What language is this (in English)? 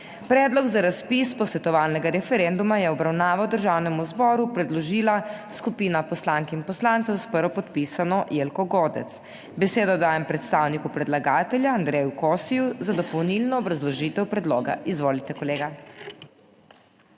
Slovenian